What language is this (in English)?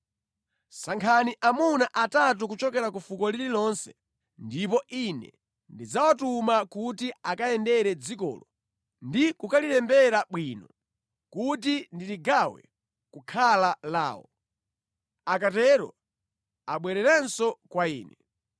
Nyanja